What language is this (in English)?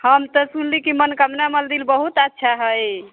Maithili